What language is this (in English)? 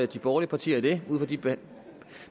Danish